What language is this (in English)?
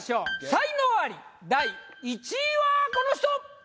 Japanese